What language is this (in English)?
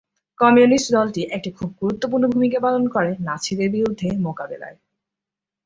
Bangla